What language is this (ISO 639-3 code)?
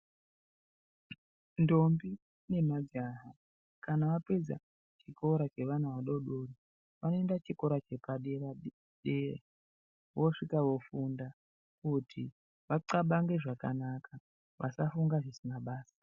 ndc